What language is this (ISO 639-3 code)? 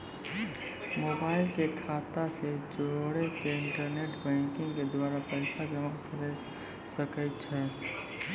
mai